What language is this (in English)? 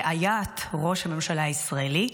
Hebrew